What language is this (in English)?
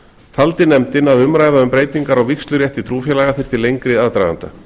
Icelandic